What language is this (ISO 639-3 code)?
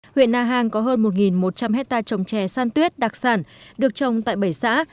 vie